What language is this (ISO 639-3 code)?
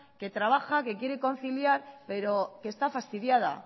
spa